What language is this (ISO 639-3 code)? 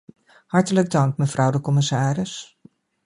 nld